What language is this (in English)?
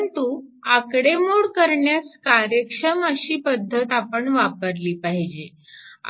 Marathi